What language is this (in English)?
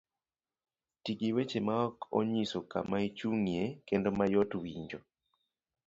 Luo (Kenya and Tanzania)